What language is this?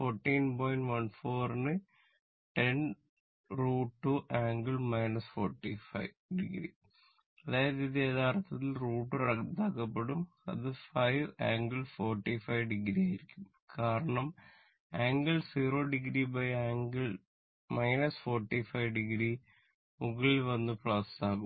Malayalam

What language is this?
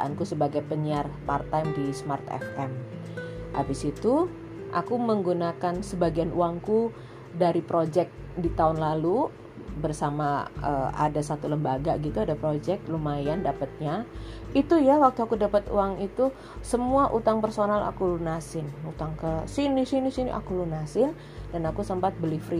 Indonesian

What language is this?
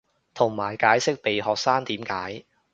Cantonese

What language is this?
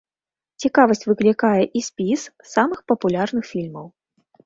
Belarusian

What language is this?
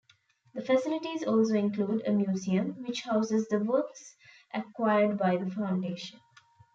English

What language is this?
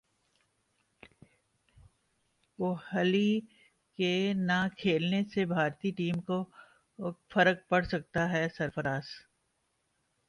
Urdu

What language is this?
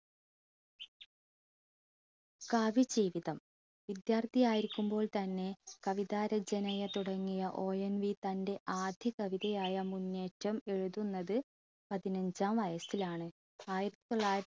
Malayalam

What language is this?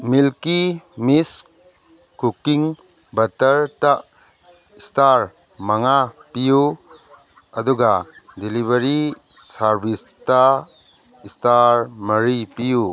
Manipuri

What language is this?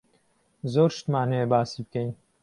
Central Kurdish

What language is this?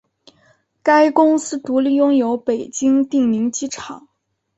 Chinese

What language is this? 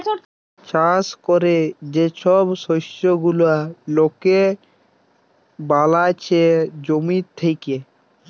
Bangla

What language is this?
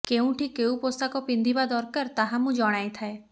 Odia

